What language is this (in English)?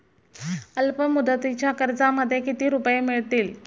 Marathi